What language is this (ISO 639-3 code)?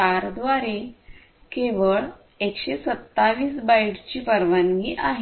mar